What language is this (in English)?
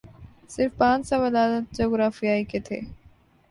Urdu